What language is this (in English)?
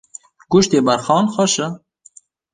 Kurdish